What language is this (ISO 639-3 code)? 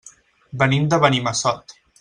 cat